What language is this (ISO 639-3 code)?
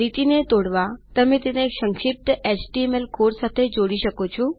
guj